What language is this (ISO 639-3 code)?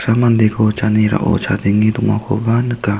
grt